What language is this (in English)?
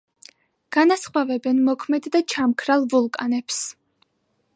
Georgian